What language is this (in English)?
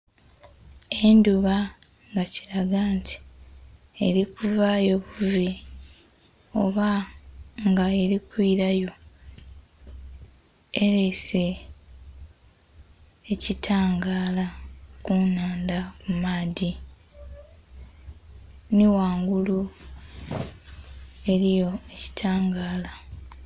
Soga